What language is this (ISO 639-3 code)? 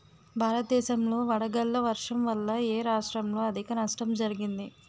tel